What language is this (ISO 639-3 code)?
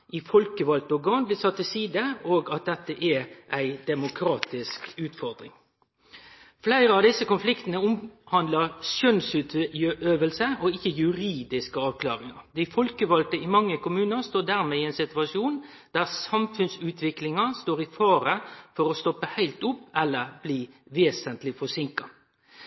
nno